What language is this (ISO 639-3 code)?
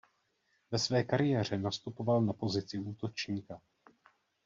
ces